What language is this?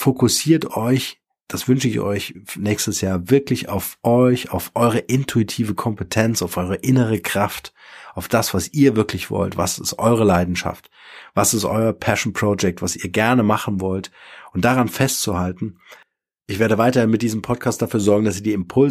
German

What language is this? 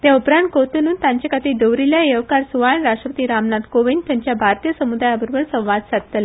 Konkani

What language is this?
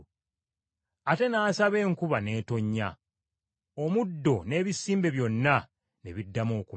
Ganda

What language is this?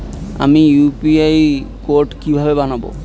Bangla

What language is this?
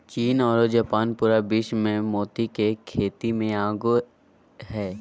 Magahi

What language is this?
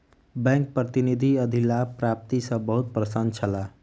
Maithili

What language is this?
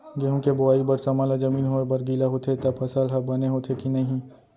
Chhattisgarhi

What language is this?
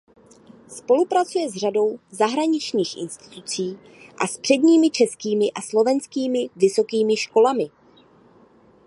Czech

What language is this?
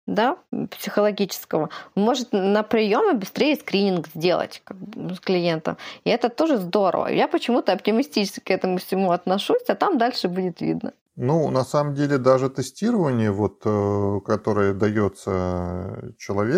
Russian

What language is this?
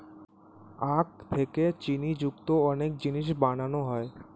Bangla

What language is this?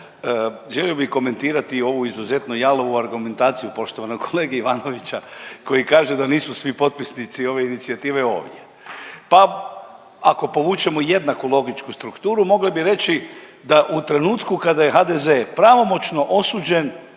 Croatian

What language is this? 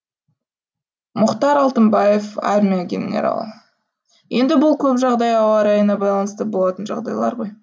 Kazakh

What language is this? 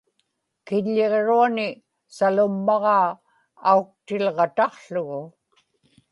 Inupiaq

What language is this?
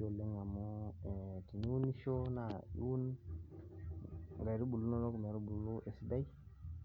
Masai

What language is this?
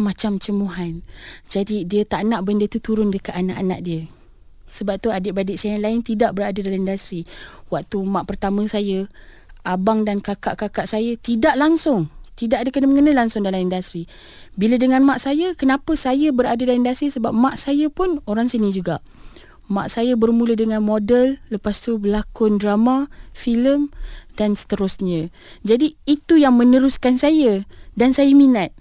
Malay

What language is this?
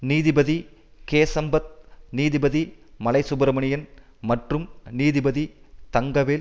Tamil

